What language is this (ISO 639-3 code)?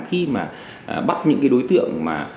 vie